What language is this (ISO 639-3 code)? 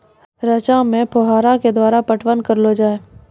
mai